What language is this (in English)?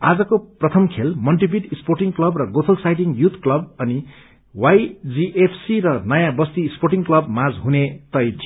Nepali